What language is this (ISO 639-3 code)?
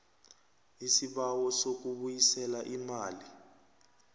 nbl